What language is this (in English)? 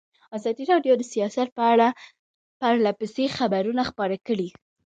Pashto